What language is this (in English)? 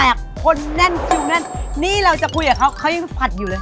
Thai